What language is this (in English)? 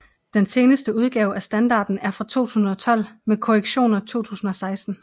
Danish